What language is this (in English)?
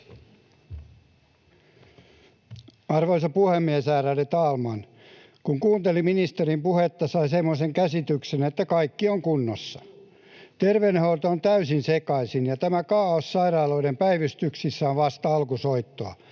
Finnish